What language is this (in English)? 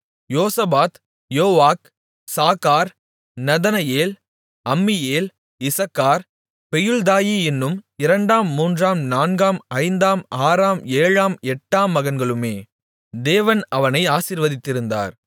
Tamil